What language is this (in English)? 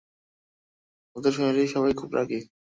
Bangla